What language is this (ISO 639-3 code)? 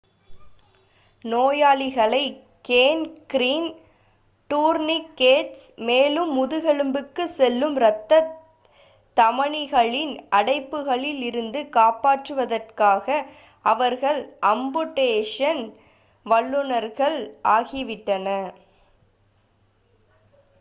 tam